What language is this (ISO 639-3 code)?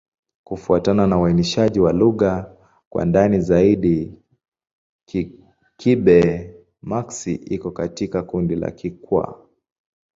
swa